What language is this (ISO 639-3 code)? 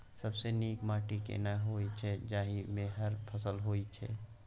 mai